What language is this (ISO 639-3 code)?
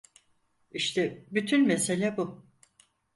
tur